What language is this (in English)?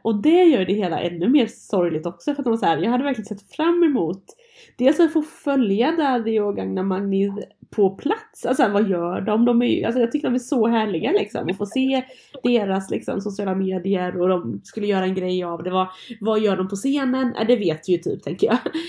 Swedish